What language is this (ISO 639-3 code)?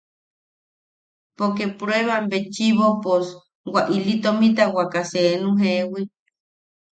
yaq